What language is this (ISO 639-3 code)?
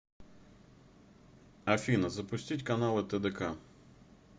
rus